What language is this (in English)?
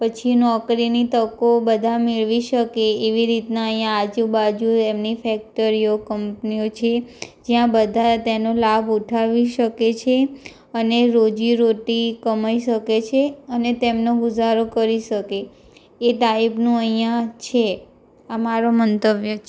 Gujarati